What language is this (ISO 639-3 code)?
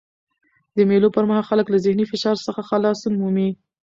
pus